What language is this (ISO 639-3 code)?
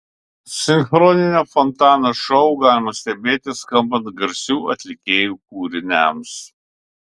lit